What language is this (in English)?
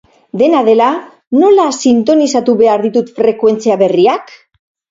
Basque